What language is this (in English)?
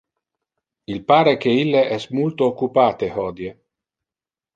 Interlingua